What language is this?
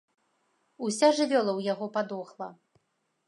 Belarusian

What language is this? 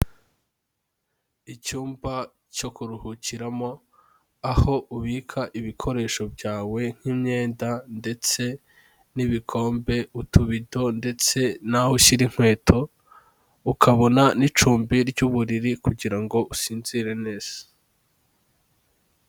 Kinyarwanda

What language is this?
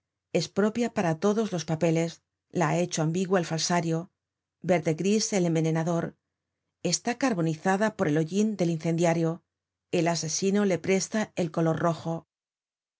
Spanish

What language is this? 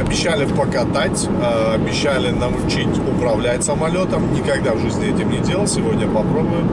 Russian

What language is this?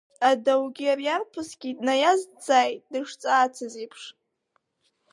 Abkhazian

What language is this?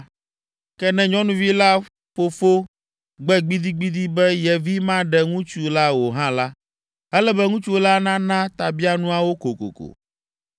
Ewe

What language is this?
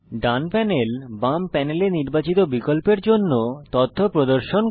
Bangla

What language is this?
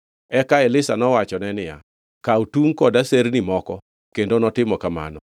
Luo (Kenya and Tanzania)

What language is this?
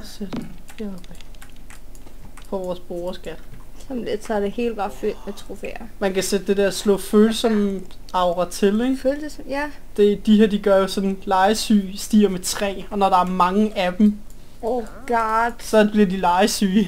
Danish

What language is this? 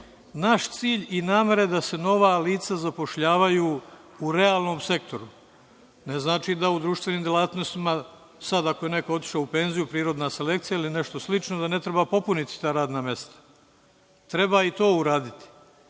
Serbian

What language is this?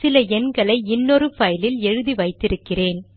Tamil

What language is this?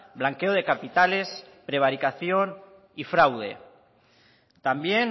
Spanish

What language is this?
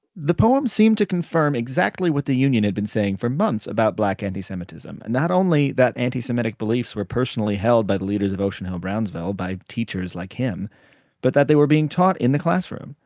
English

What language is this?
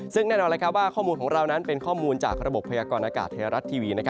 Thai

